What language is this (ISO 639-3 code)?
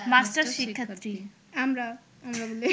ben